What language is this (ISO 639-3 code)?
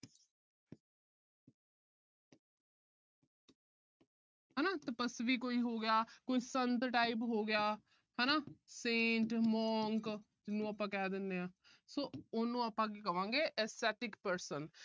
pan